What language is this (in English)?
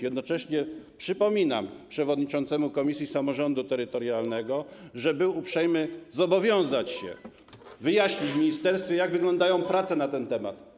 Polish